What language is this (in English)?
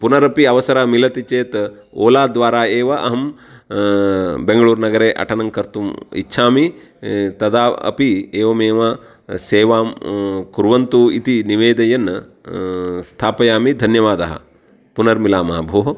Sanskrit